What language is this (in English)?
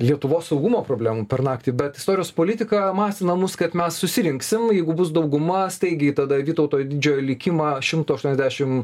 Lithuanian